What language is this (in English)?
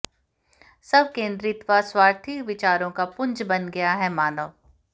Hindi